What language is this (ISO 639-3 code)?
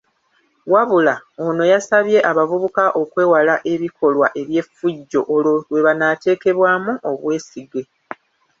lug